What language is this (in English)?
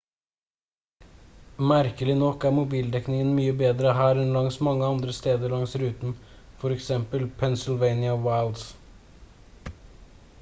Norwegian Bokmål